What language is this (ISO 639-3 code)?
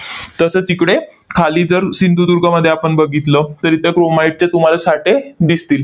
mar